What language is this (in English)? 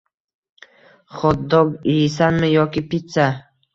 Uzbek